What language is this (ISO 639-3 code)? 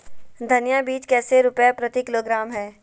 mag